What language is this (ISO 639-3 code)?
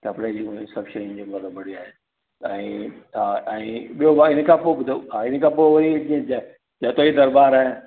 snd